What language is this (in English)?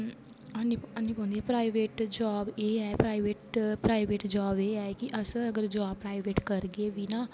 Dogri